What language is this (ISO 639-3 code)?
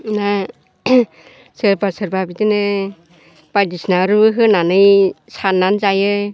brx